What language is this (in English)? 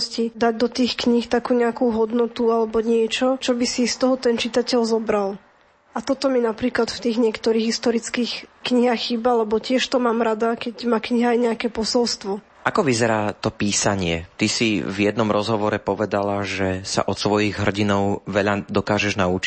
Slovak